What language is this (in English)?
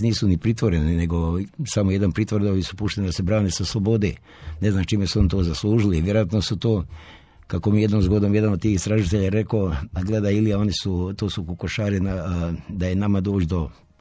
Croatian